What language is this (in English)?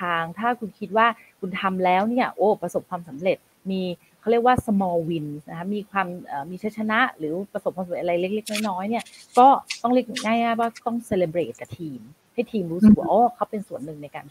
Thai